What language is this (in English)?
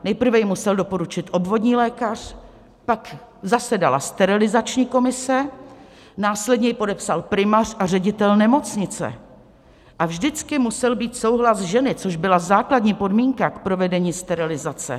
Czech